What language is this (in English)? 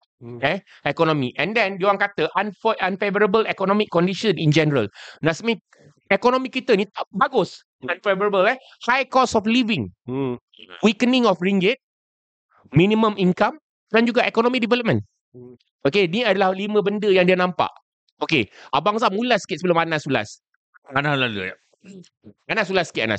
Malay